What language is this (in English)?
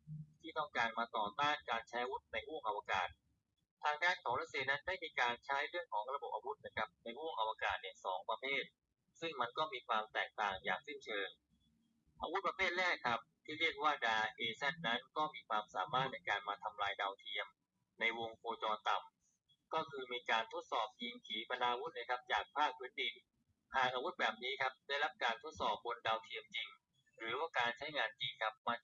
Thai